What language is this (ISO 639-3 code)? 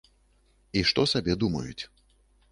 bel